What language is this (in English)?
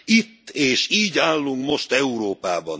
Hungarian